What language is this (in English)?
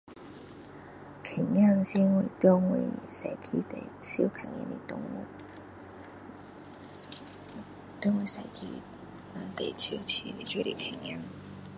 Min Dong Chinese